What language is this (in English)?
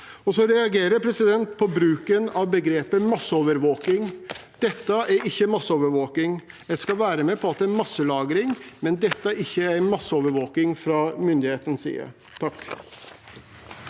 Norwegian